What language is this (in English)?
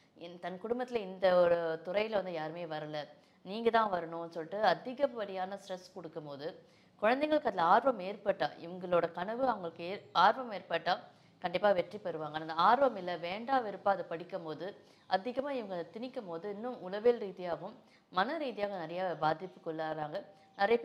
Tamil